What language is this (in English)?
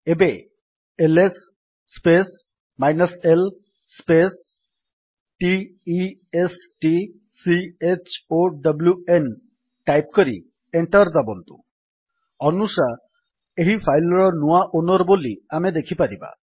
Odia